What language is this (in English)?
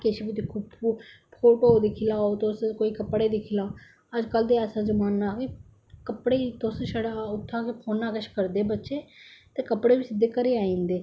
Dogri